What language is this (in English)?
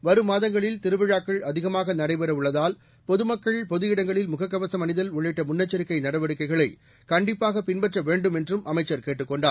Tamil